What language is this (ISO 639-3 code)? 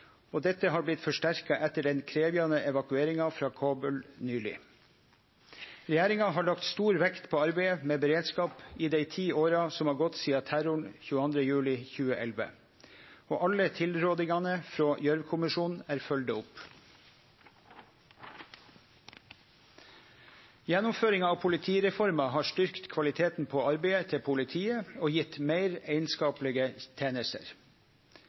nno